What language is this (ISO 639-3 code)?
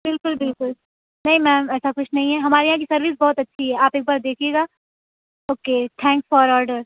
urd